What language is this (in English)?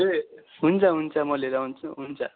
Nepali